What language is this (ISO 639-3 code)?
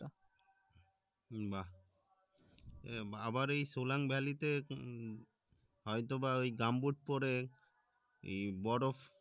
ben